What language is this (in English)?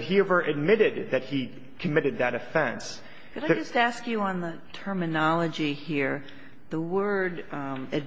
English